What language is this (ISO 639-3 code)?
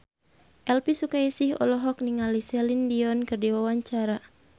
sun